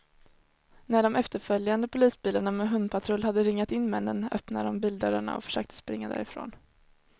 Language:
Swedish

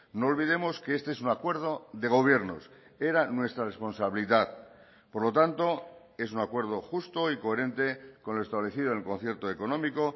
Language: Spanish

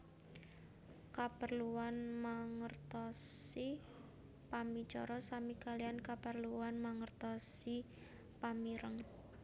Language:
Javanese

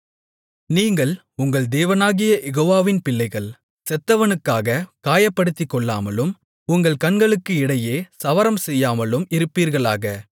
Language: Tamil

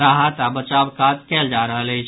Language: Maithili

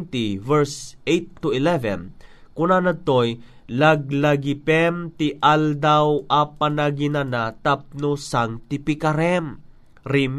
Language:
Filipino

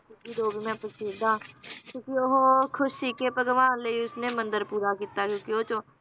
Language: Punjabi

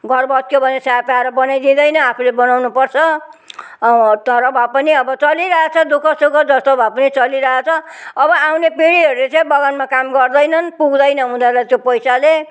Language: Nepali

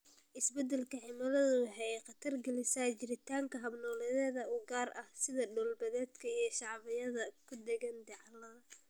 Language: Somali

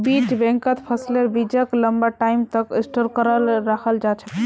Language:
Magahi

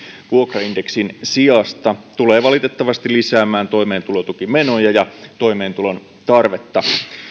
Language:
Finnish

